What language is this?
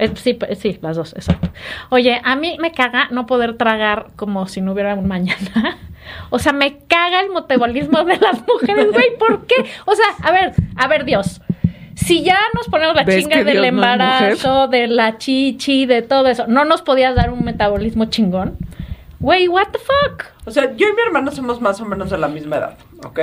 Spanish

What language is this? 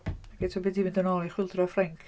Welsh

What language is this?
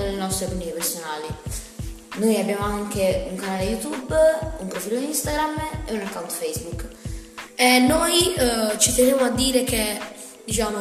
Italian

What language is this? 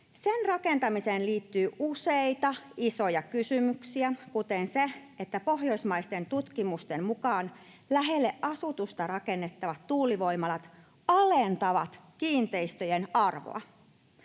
Finnish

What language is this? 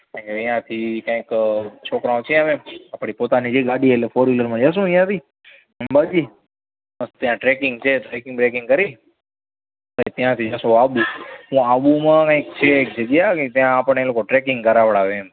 Gujarati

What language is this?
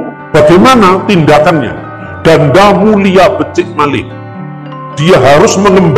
Indonesian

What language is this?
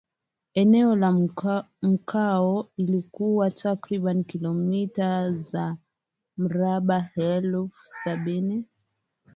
Swahili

